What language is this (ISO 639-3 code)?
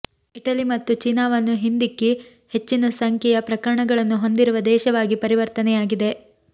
kan